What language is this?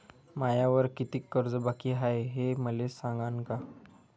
Marathi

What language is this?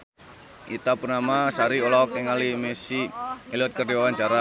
Sundanese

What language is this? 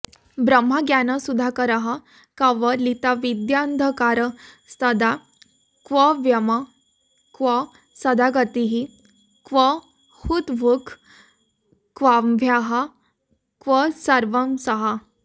Sanskrit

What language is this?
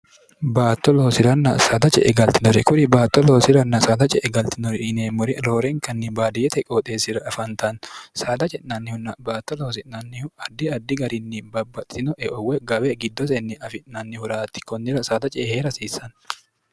Sidamo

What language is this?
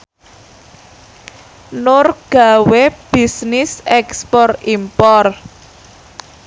Javanese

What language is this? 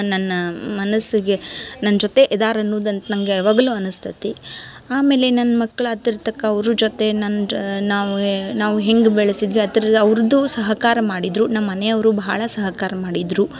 Kannada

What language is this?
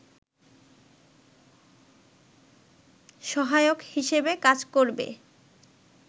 Bangla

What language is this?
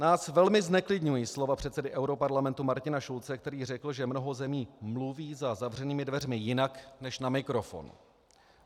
Czech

